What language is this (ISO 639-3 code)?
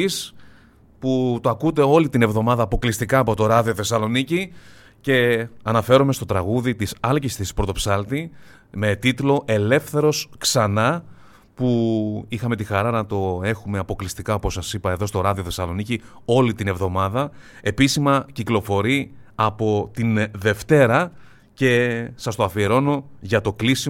ell